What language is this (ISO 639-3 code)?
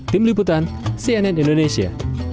ind